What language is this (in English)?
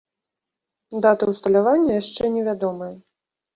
Belarusian